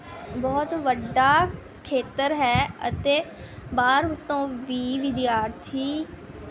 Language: Punjabi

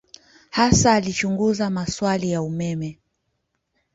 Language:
Swahili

